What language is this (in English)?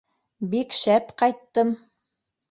Bashkir